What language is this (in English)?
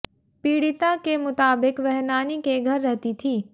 Hindi